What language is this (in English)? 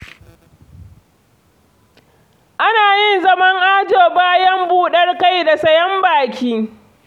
Hausa